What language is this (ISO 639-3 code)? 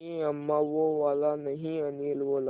hin